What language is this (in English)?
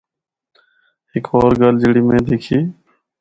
Northern Hindko